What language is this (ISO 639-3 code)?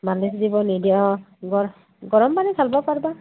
asm